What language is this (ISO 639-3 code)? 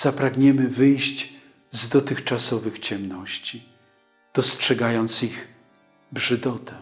pol